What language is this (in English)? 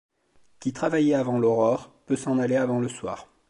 French